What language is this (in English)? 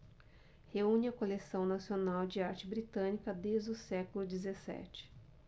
Portuguese